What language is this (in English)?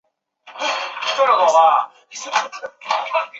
Chinese